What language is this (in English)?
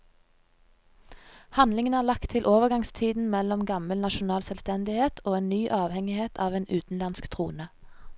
Norwegian